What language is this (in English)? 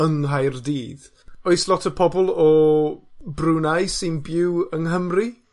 Welsh